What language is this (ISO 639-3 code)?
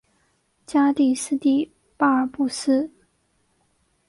zho